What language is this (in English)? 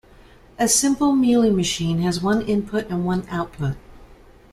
English